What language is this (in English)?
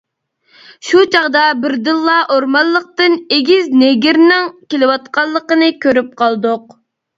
Uyghur